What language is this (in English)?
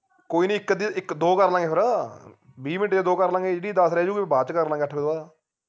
Punjabi